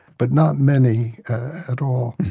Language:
English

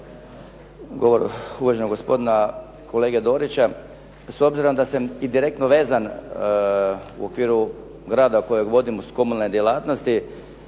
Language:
Croatian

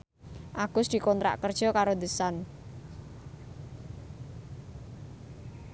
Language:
Javanese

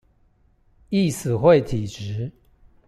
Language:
Chinese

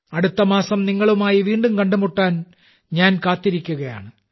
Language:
Malayalam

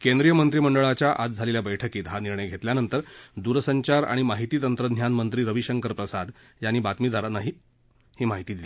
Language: Marathi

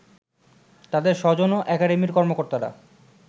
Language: Bangla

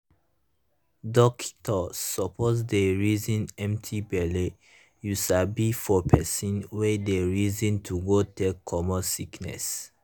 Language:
Nigerian Pidgin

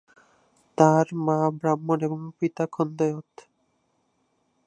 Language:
Bangla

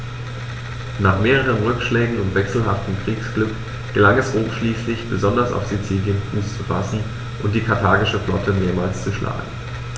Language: German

